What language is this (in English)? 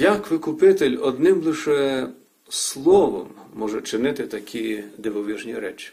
Ukrainian